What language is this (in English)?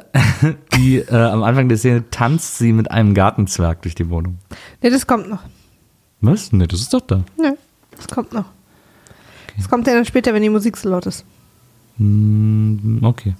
German